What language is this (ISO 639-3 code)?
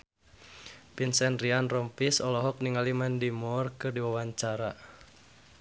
sun